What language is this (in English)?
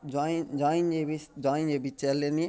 Telugu